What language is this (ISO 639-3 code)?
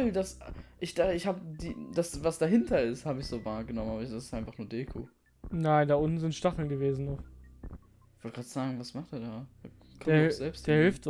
deu